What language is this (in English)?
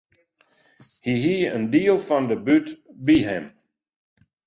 Western Frisian